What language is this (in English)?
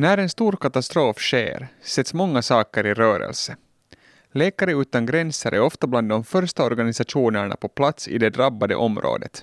Swedish